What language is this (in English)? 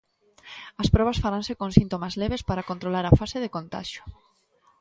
Galician